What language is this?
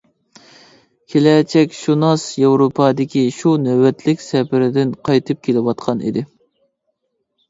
Uyghur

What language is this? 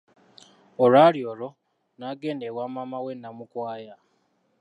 Ganda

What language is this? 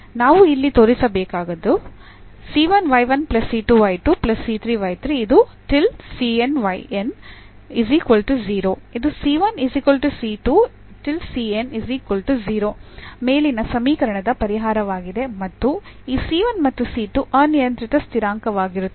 Kannada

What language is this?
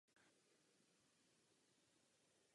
Czech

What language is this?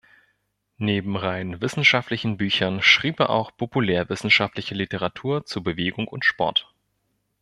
German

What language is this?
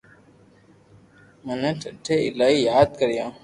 Loarki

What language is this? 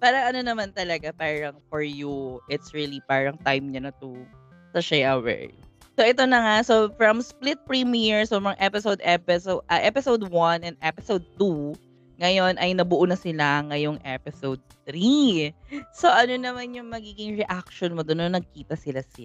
Filipino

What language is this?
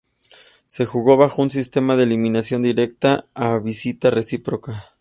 Spanish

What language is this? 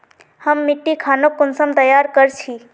Magahi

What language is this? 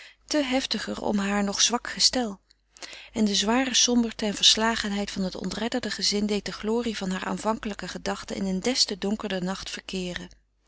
Dutch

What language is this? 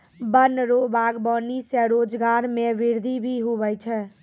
Maithili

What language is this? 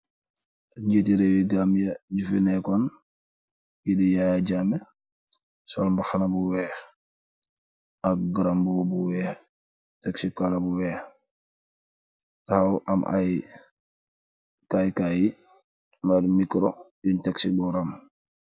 Wolof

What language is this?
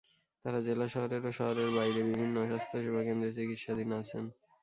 Bangla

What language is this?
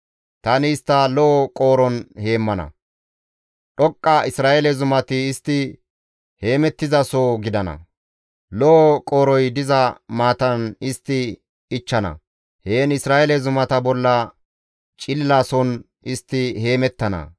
Gamo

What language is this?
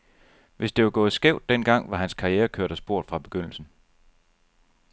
Danish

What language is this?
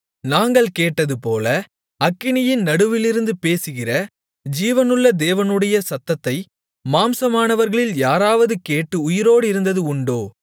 Tamil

